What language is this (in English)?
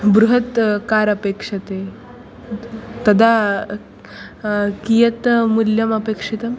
Sanskrit